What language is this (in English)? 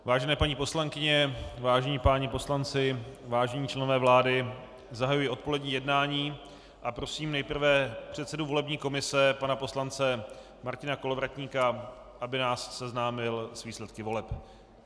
Czech